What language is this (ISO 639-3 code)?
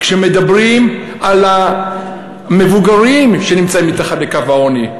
heb